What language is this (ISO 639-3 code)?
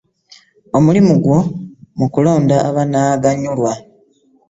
lug